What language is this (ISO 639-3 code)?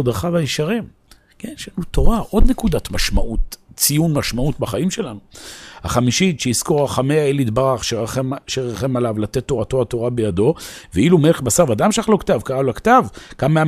heb